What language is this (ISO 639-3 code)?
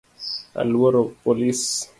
luo